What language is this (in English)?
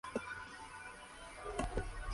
Spanish